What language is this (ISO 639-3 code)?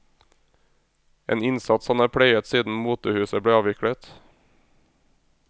nor